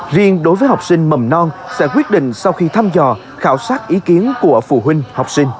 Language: Vietnamese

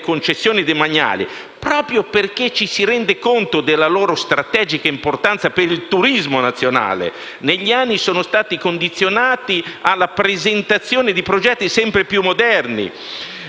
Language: Italian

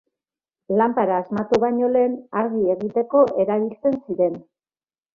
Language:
Basque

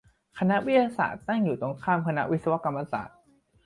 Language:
Thai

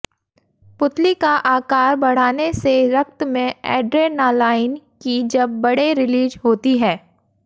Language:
Hindi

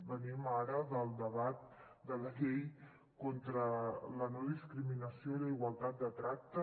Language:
Catalan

